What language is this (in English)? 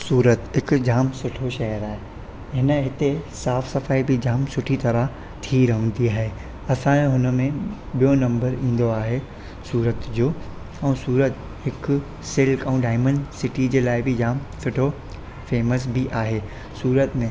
Sindhi